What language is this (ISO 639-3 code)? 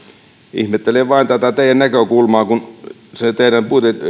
fin